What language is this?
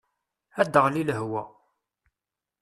Kabyle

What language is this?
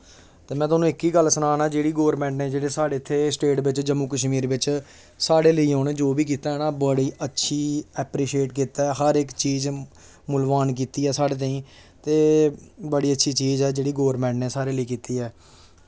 Dogri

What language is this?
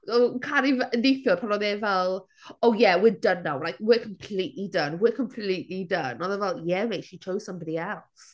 Welsh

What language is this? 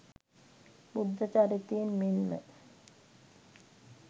Sinhala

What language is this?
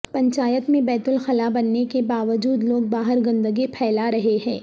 Urdu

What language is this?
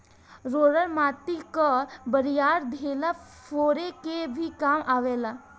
Bhojpuri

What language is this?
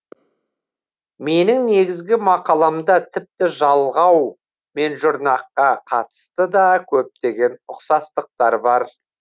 Kazakh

